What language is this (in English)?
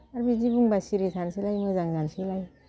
Bodo